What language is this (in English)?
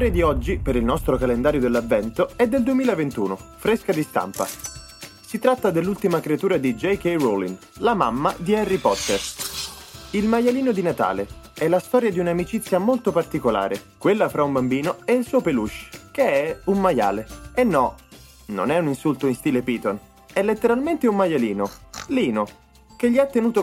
Italian